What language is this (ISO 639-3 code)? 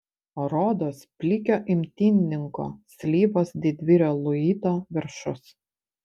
lit